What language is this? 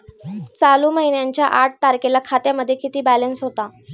Marathi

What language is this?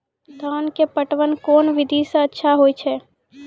Maithili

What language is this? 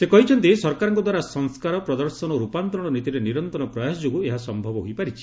Odia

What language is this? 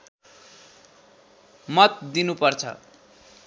Nepali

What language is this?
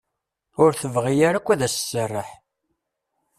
Kabyle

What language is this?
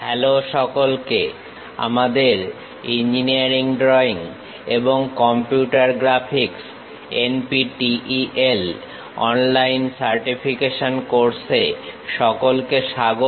Bangla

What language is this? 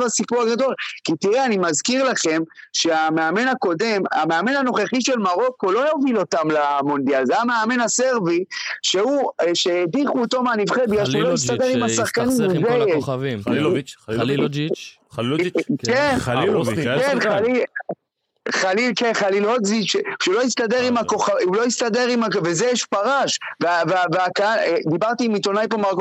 Hebrew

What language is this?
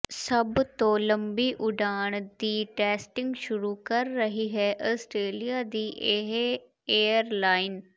Punjabi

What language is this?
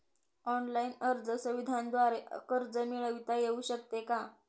Marathi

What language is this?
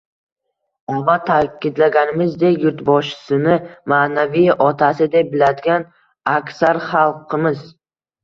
Uzbek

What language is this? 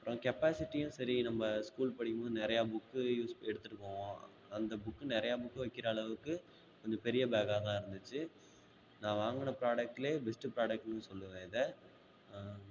Tamil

